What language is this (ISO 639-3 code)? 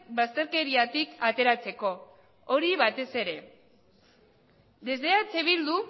eus